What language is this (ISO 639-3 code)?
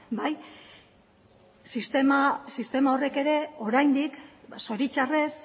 eus